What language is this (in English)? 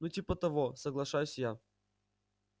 Russian